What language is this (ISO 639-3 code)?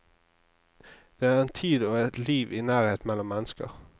nor